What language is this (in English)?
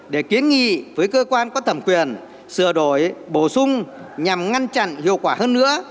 Vietnamese